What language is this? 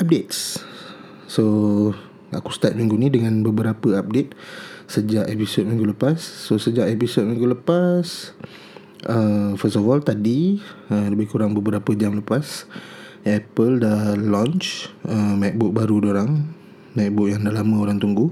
Malay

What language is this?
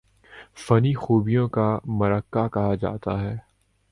Urdu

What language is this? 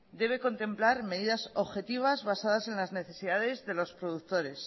Spanish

